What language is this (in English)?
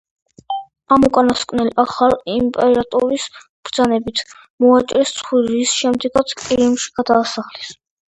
Georgian